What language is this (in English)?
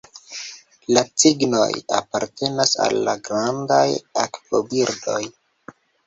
Esperanto